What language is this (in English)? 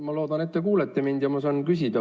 Estonian